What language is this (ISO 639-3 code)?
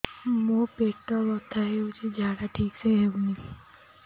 ori